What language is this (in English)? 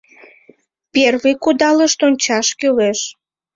Mari